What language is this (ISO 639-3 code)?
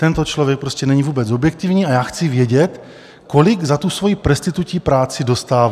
ces